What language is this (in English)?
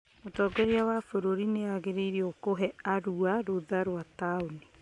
Kikuyu